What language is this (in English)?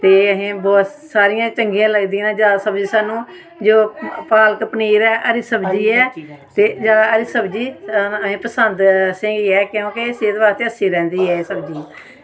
Dogri